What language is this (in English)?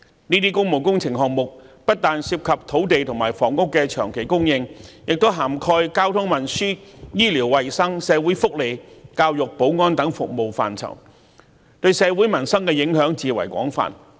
Cantonese